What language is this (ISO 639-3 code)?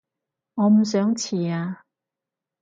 yue